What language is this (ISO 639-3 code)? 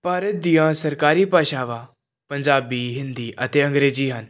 pan